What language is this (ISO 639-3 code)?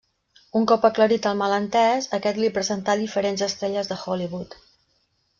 cat